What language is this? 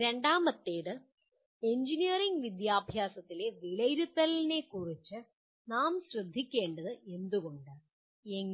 Malayalam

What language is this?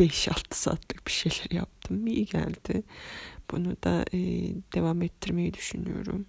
Turkish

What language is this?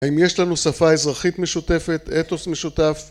Hebrew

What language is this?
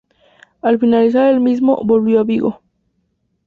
Spanish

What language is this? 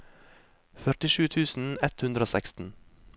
Norwegian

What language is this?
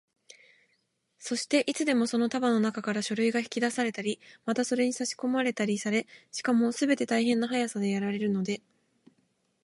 Japanese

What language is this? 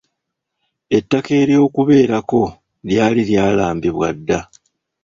Ganda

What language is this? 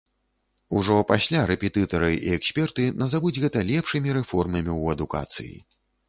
Belarusian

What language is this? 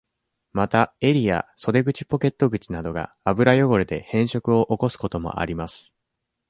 Japanese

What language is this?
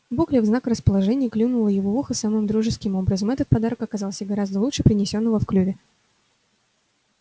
Russian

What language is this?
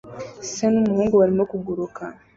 Kinyarwanda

